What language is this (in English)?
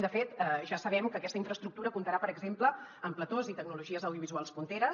Catalan